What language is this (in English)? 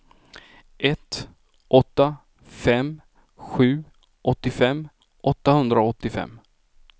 Swedish